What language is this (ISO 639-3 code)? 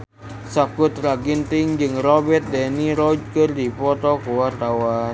sun